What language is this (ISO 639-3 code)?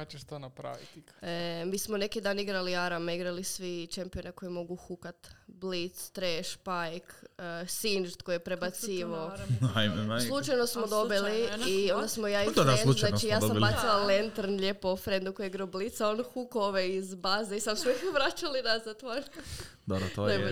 hrv